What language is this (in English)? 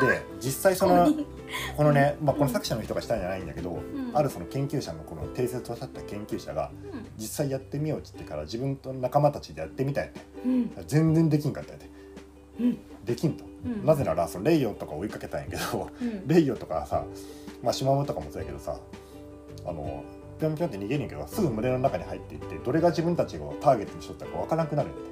Japanese